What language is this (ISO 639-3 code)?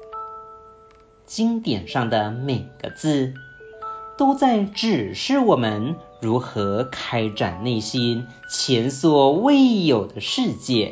zho